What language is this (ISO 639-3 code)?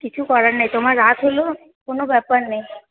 ben